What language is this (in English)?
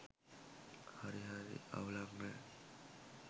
Sinhala